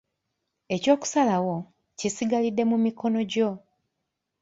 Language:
Ganda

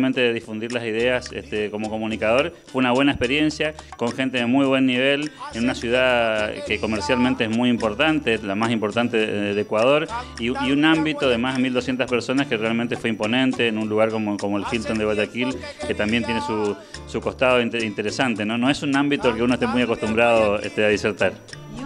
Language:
Spanish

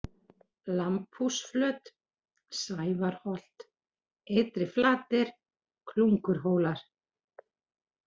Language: Icelandic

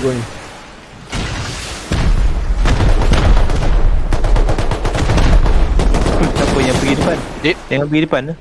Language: Malay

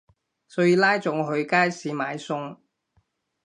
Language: Cantonese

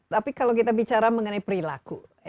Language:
Indonesian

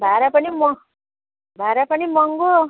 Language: Nepali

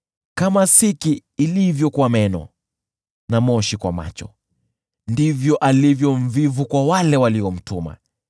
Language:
Swahili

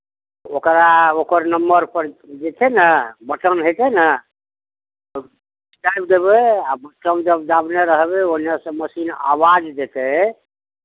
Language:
Maithili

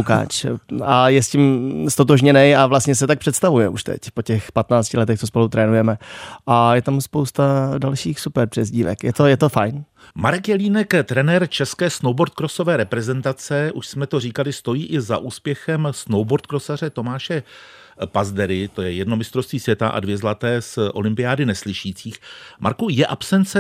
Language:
Czech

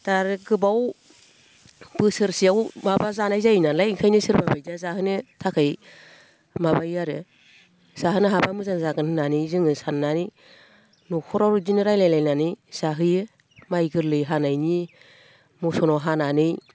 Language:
Bodo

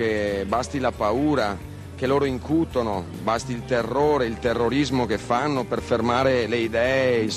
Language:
Italian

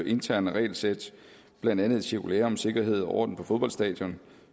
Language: Danish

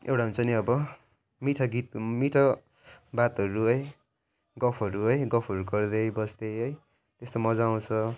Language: Nepali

